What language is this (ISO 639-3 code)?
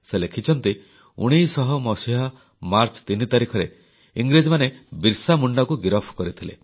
ori